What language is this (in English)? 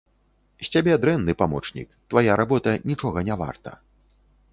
Belarusian